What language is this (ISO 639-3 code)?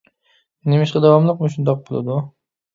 uig